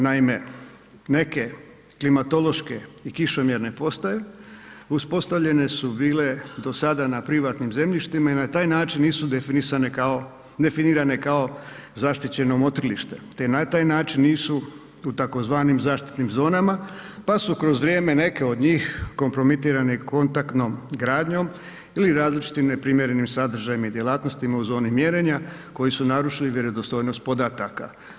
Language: Croatian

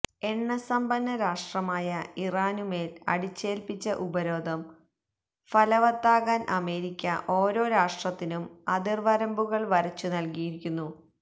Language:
Malayalam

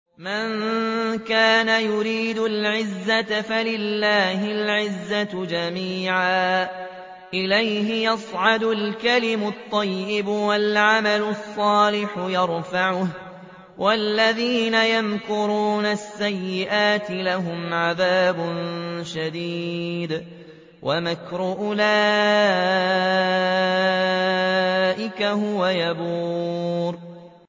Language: Arabic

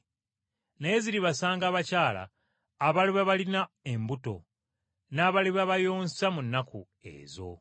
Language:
Ganda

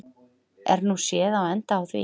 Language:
Icelandic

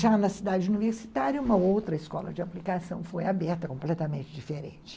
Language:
Portuguese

